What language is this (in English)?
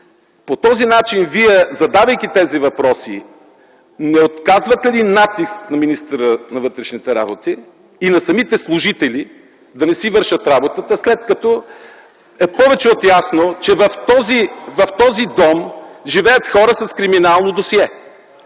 Bulgarian